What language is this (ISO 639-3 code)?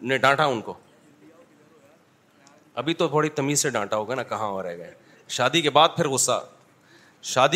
urd